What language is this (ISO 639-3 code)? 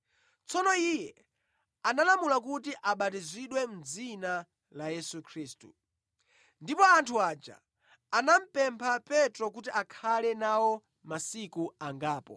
nya